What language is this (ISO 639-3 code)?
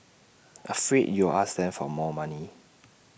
eng